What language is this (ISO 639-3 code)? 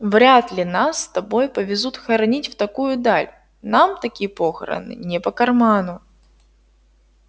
rus